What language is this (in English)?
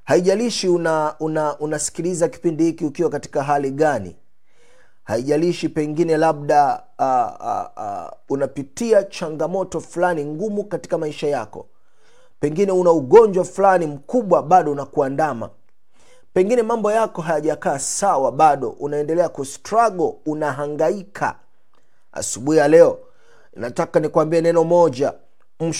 Swahili